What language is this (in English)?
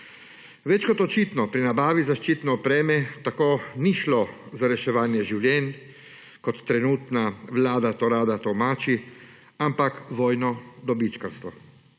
Slovenian